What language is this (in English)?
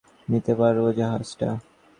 Bangla